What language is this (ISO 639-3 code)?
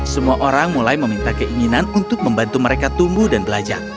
ind